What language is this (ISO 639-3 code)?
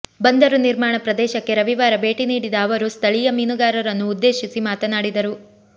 kan